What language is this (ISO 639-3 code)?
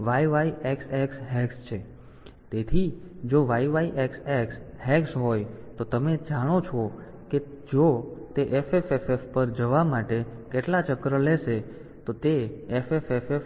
guj